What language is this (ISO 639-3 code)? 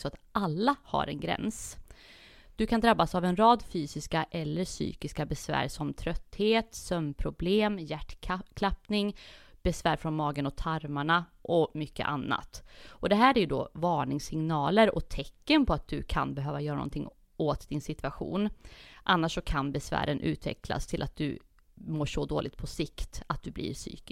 swe